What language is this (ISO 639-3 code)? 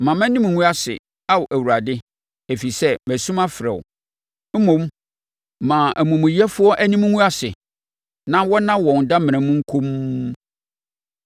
aka